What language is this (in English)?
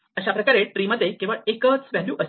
Marathi